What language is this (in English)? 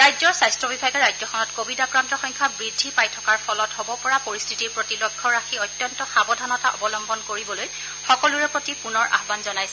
Assamese